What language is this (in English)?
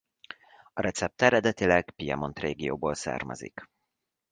Hungarian